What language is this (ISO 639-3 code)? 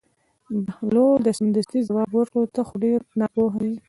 pus